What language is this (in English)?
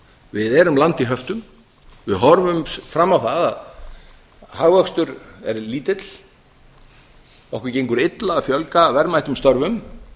Icelandic